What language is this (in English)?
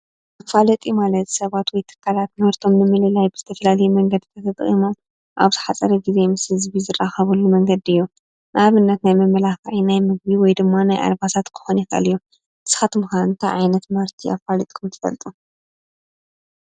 Tigrinya